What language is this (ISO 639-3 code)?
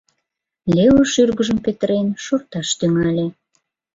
chm